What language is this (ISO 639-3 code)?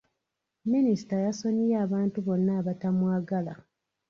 lug